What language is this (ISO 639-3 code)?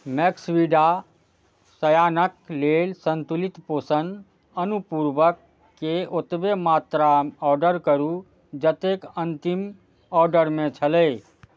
mai